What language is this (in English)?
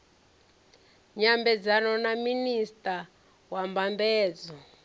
Venda